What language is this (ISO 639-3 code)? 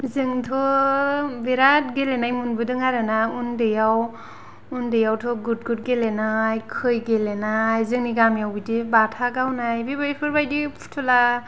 brx